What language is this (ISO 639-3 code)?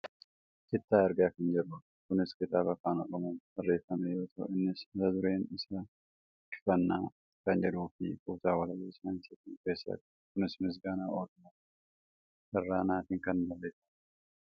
orm